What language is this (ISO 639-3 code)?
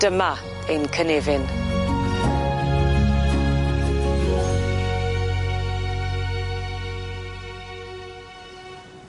cym